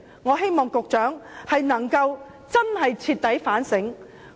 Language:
Cantonese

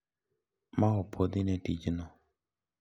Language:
Luo (Kenya and Tanzania)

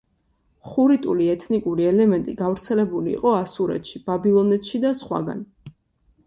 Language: Georgian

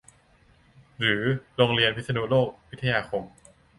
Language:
Thai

